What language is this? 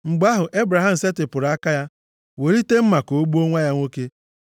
Igbo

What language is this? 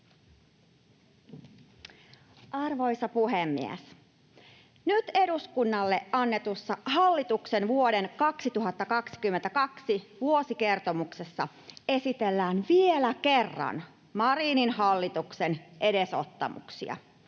Finnish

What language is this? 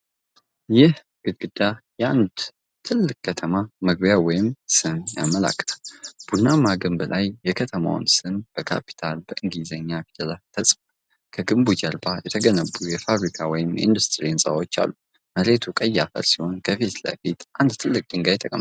Amharic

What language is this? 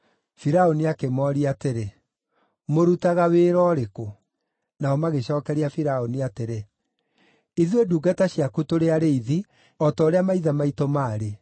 Kikuyu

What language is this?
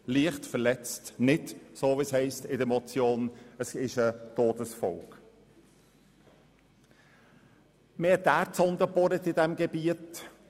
Swiss German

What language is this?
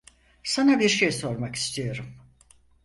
Turkish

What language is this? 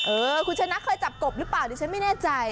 Thai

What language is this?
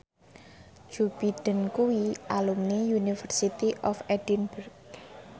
Javanese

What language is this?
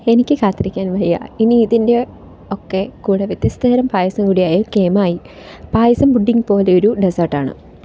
Malayalam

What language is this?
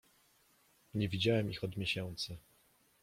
Polish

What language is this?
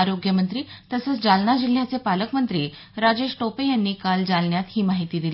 Marathi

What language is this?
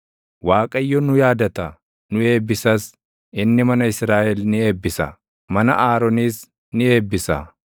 Oromo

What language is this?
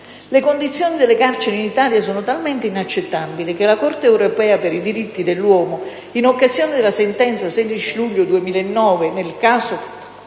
Italian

